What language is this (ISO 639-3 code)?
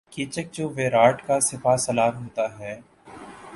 urd